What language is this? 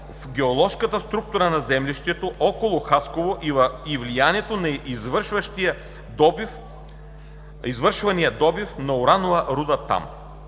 Bulgarian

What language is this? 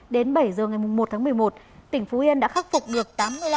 Vietnamese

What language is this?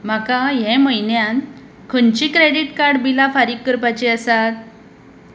Konkani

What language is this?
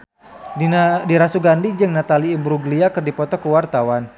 Sundanese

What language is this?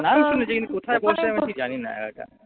Bangla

